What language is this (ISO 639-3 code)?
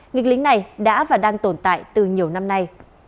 vie